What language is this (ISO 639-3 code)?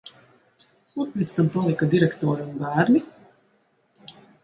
lav